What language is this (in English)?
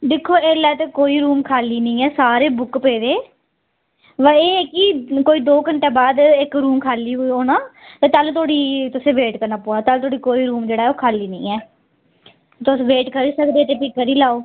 Dogri